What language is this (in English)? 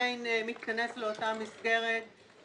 Hebrew